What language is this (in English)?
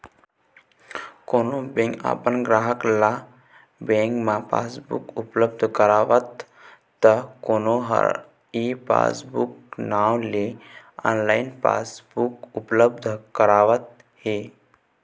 Chhattisgarhi